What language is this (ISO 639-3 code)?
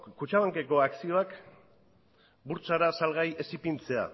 eus